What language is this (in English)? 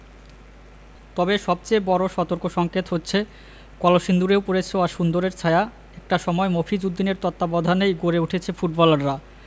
Bangla